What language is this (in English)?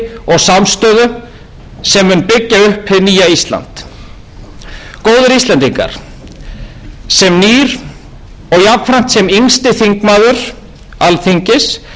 Icelandic